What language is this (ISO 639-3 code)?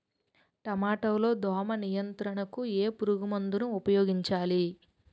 tel